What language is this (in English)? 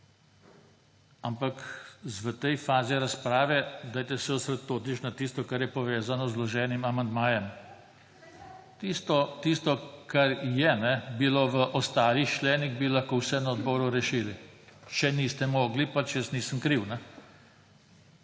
Slovenian